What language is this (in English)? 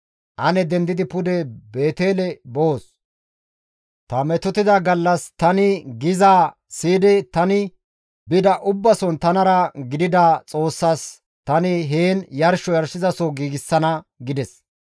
Gamo